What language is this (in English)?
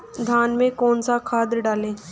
Hindi